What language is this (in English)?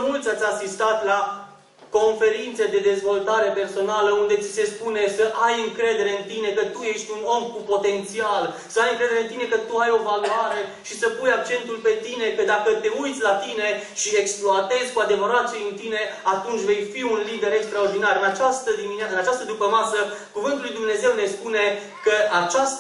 Romanian